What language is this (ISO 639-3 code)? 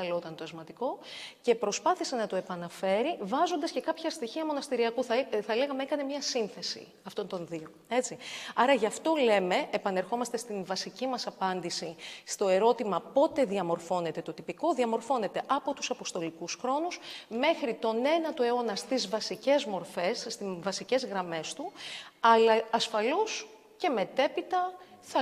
ell